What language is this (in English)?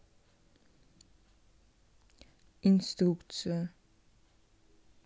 Russian